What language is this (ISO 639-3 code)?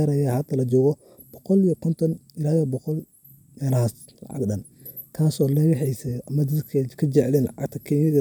som